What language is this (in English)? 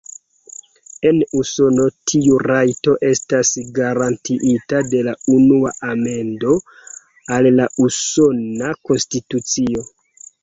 Esperanto